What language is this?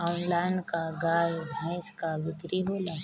Bhojpuri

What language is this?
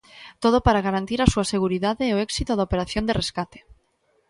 Galician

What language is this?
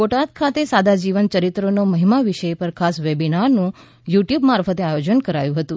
Gujarati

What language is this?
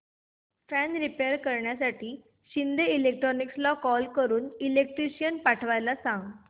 Marathi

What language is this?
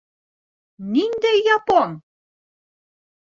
Bashkir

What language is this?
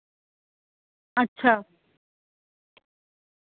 Dogri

